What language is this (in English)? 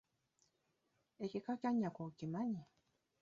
Ganda